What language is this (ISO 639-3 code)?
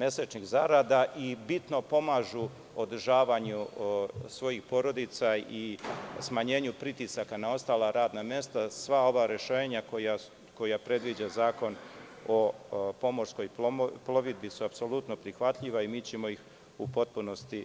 srp